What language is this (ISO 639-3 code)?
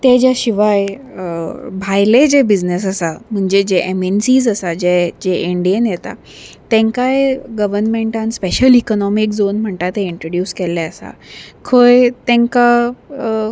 kok